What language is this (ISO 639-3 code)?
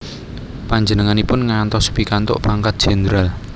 jav